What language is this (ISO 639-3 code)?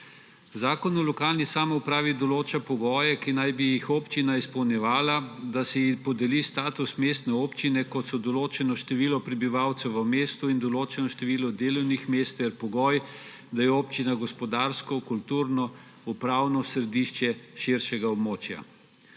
slv